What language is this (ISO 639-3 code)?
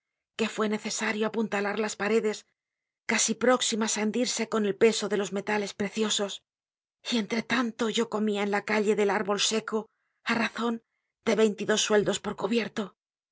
spa